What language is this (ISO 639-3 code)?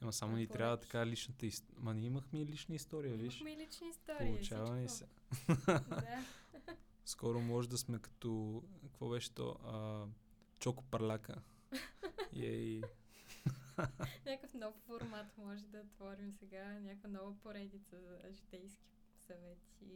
bul